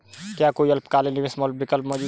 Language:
Hindi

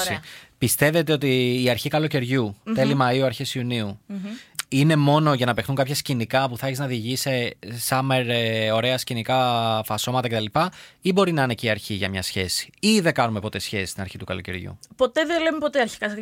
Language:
Greek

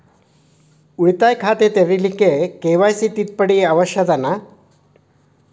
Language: Kannada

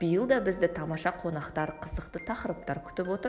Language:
Kazakh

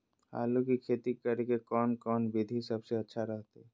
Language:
Magahi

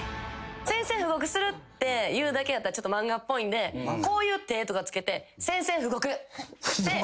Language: Japanese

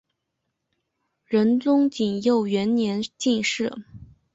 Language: Chinese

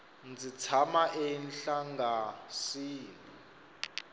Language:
Tsonga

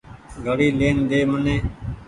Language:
Goaria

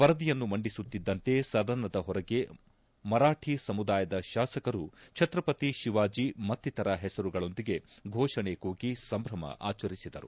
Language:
Kannada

